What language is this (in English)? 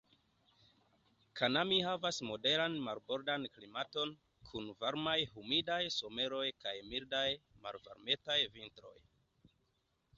Esperanto